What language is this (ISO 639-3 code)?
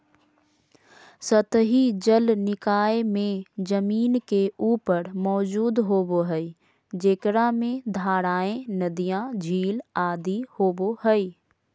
mag